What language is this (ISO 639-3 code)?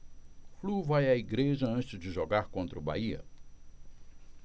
por